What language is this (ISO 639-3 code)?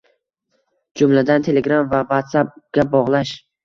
uzb